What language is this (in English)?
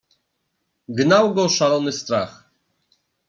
Polish